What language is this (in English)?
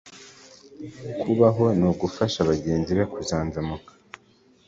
Kinyarwanda